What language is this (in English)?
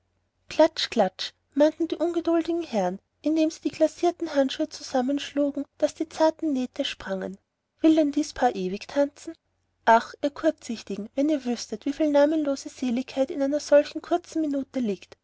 German